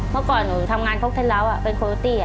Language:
Thai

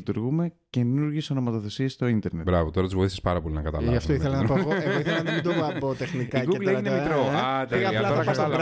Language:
Greek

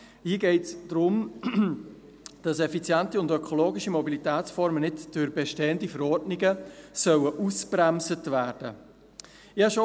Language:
Swiss German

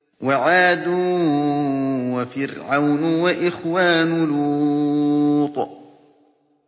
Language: Arabic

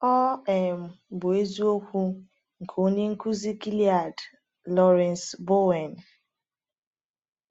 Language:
Igbo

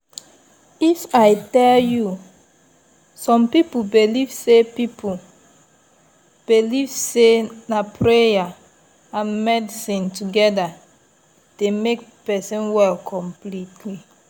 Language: Nigerian Pidgin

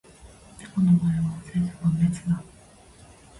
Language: Japanese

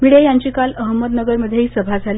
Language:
Marathi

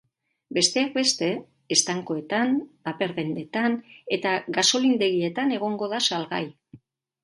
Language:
Basque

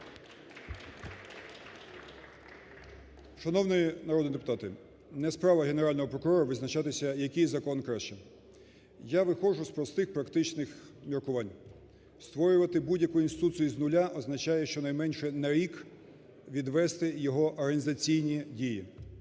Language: Ukrainian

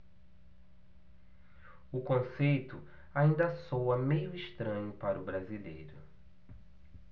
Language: Portuguese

